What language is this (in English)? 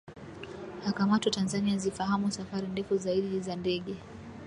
Swahili